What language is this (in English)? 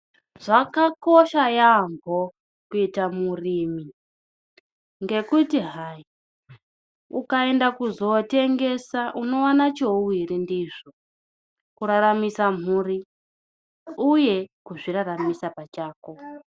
Ndau